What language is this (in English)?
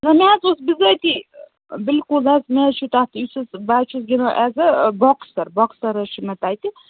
Kashmiri